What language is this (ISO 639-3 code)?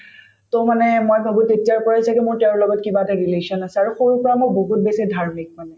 asm